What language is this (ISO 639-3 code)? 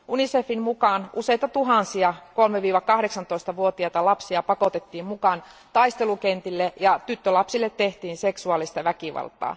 fin